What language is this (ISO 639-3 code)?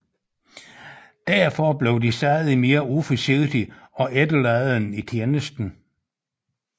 dan